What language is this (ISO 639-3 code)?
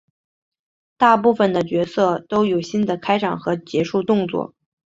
zho